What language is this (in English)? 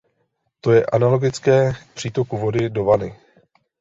Czech